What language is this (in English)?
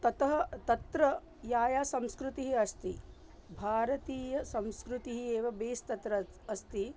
Sanskrit